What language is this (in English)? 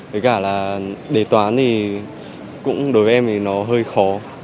Vietnamese